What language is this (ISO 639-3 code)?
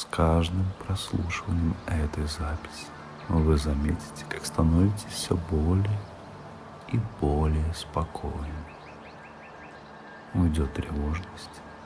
rus